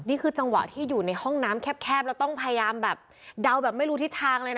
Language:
Thai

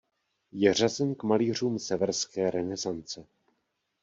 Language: Czech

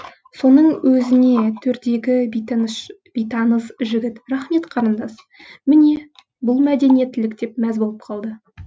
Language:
Kazakh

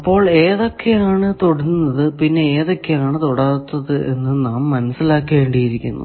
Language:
Malayalam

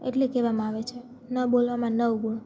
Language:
Gujarati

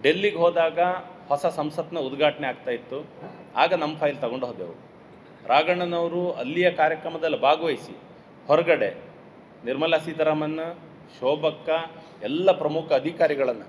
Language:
Kannada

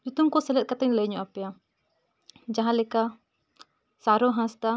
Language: Santali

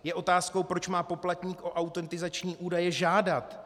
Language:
Czech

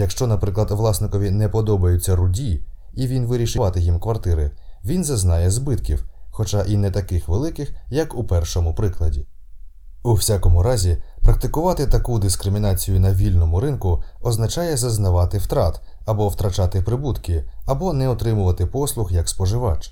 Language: Ukrainian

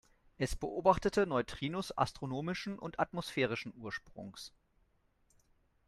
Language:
German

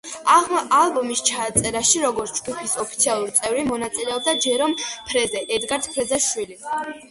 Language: Georgian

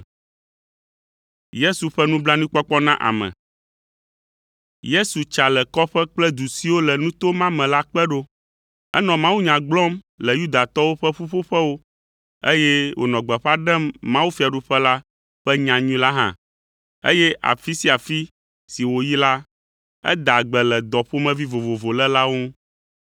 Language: Ewe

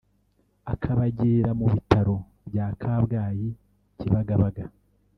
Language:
Kinyarwanda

